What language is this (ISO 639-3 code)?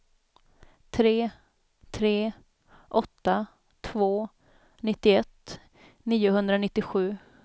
swe